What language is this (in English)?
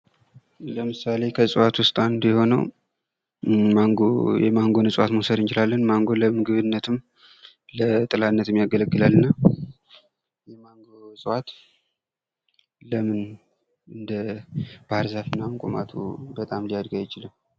Amharic